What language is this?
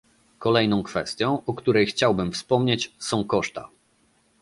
Polish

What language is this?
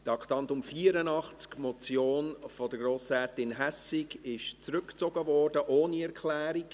Swiss German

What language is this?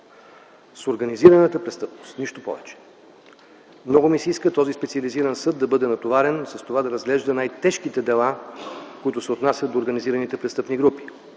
Bulgarian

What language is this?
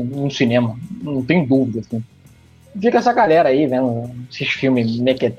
Portuguese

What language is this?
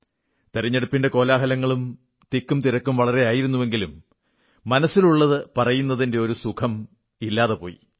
Malayalam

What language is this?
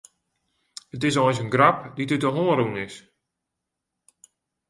Western Frisian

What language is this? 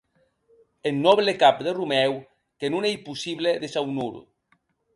Occitan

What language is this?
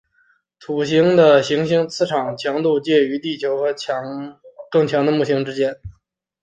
Chinese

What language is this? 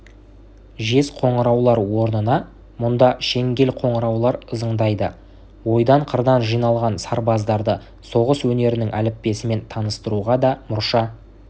Kazakh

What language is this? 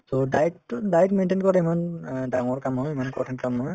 Assamese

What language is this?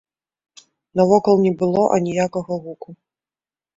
Belarusian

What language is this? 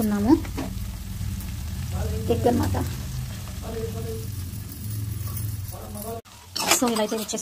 Romanian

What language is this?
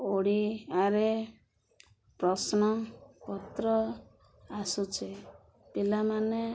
Odia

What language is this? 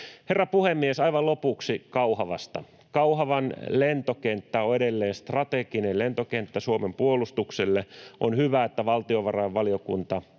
Finnish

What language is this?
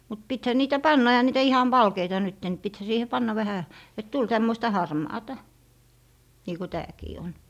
Finnish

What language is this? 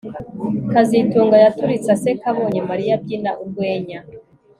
Kinyarwanda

